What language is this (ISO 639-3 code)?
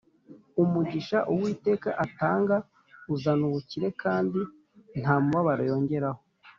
kin